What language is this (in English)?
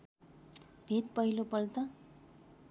Nepali